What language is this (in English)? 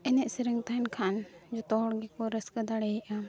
Santali